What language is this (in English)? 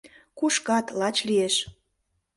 Mari